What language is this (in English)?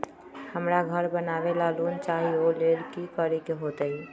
Magahi